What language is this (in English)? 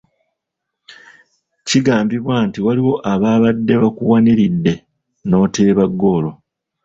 Ganda